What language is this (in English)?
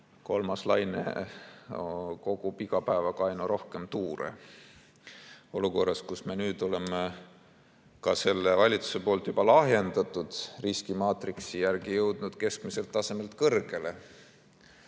Estonian